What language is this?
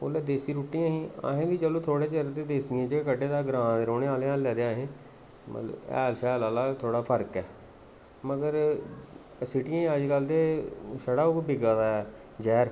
Dogri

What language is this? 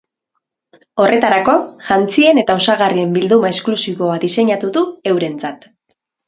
Basque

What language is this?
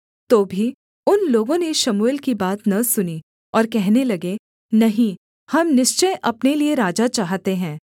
Hindi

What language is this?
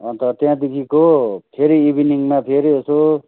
Nepali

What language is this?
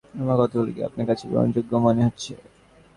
Bangla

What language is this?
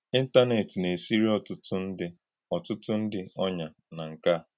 Igbo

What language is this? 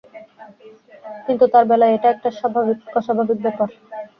Bangla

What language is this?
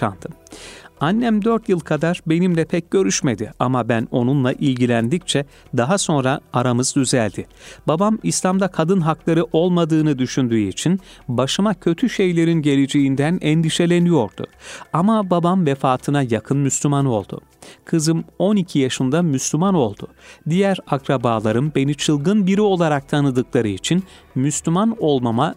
Turkish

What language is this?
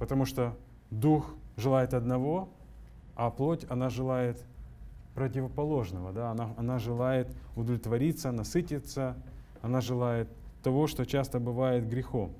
Russian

